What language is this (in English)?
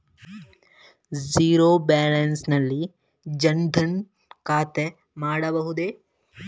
Kannada